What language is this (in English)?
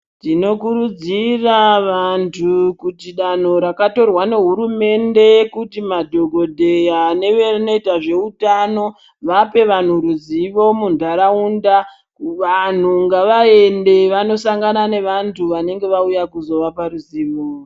Ndau